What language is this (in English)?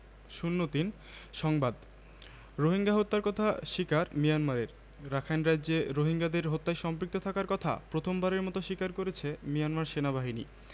Bangla